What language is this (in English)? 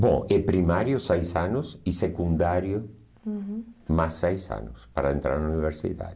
Portuguese